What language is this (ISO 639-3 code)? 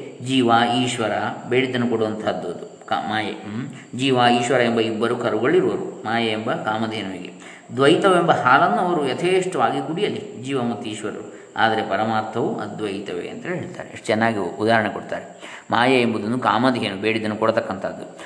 kan